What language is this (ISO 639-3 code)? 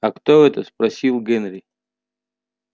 rus